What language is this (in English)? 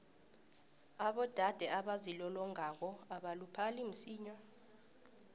South Ndebele